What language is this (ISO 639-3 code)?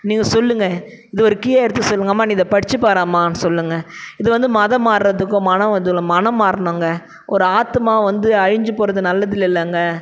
tam